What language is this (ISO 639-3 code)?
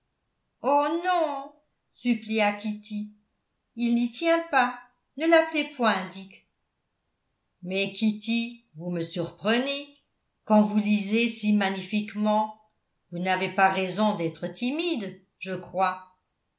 fra